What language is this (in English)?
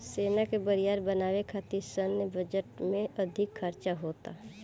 Bhojpuri